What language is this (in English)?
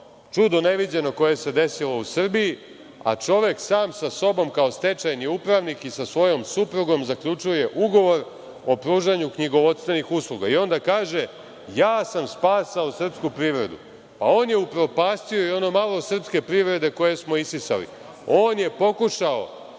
Serbian